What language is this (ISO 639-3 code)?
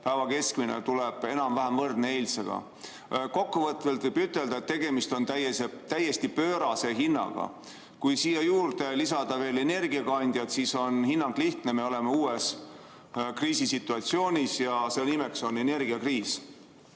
est